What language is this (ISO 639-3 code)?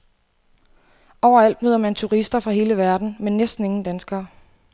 dan